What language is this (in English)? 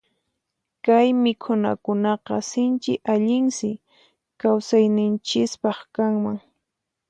Puno Quechua